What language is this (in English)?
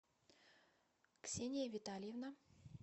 Russian